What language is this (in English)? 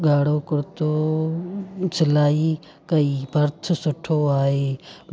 Sindhi